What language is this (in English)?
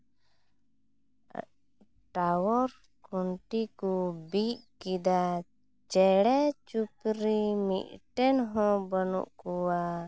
Santali